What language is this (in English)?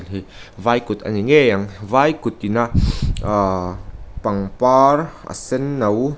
Mizo